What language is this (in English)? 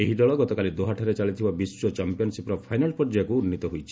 Odia